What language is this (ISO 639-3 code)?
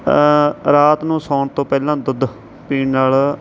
pan